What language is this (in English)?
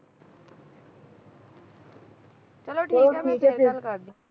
Punjabi